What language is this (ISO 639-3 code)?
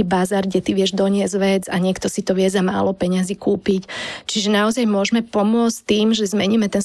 slk